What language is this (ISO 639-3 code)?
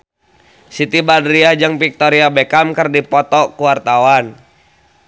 sun